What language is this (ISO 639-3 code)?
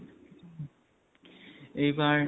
asm